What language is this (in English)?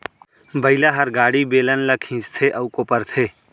Chhattisgarhi